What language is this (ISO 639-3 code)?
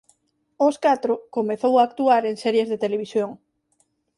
glg